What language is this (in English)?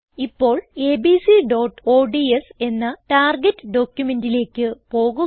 Malayalam